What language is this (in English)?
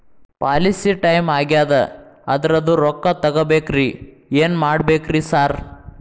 Kannada